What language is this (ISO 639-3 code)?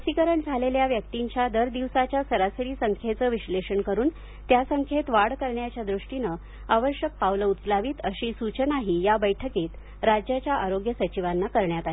mar